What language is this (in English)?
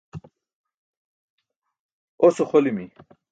Burushaski